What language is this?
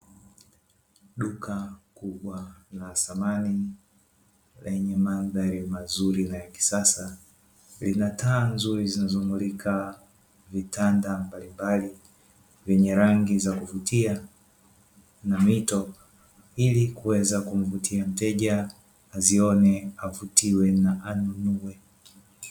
Swahili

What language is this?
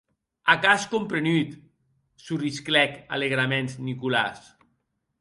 Occitan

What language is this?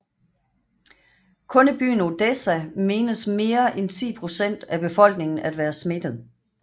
Danish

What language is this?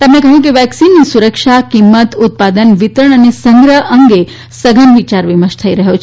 Gujarati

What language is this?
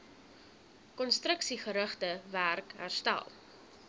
Afrikaans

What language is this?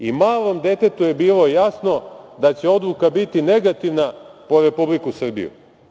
Serbian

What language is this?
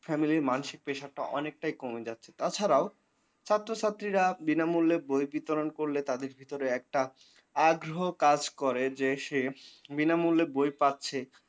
Bangla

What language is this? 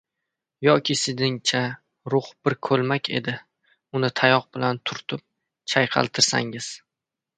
Uzbek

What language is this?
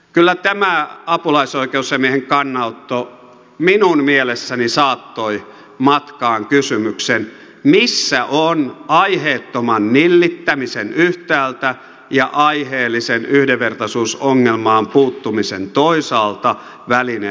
Finnish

